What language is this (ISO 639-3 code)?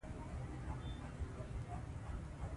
pus